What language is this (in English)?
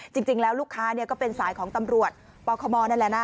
Thai